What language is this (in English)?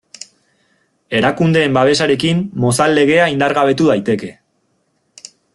Basque